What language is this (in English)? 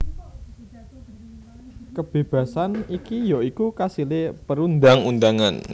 Javanese